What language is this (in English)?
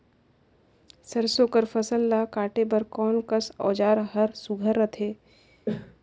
Chhattisgarhi